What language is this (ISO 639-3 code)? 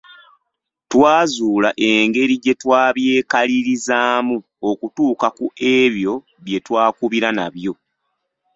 lug